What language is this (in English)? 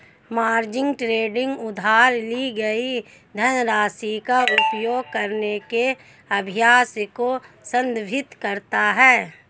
Hindi